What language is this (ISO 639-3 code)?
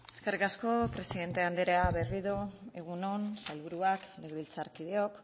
eus